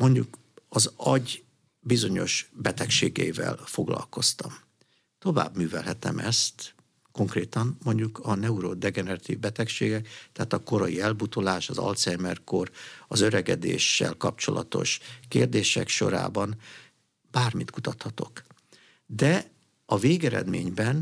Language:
Hungarian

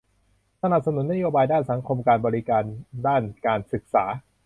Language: Thai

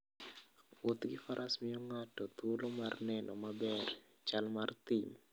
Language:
Luo (Kenya and Tanzania)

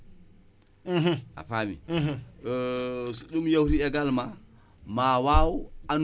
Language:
Wolof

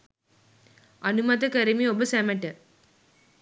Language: Sinhala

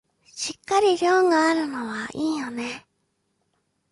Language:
Japanese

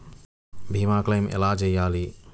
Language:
Telugu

